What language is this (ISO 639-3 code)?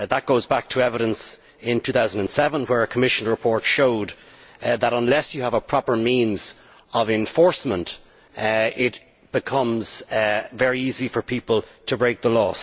eng